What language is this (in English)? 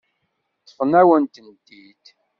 Kabyle